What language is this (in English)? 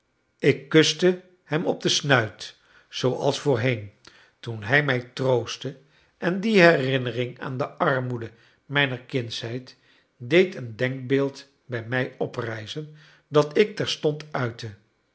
Dutch